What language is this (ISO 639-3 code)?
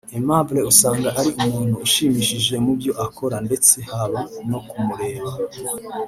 kin